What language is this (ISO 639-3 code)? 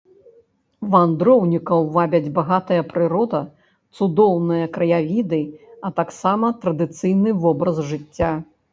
bel